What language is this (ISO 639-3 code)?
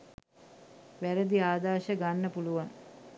sin